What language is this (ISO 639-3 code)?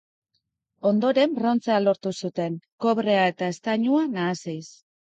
eus